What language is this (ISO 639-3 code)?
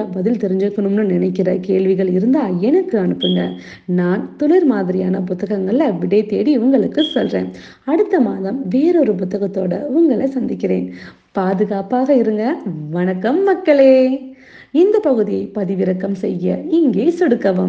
tam